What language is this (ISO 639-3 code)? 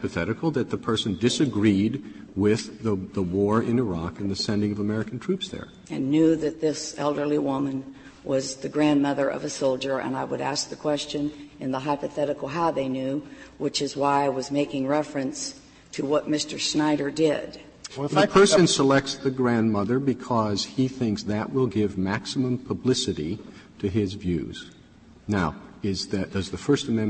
eng